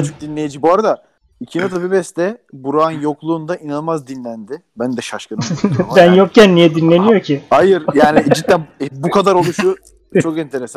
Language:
Turkish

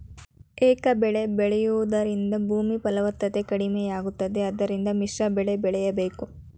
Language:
Kannada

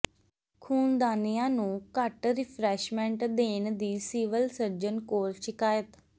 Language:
Punjabi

